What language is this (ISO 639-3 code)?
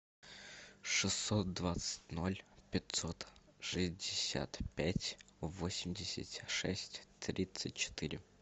rus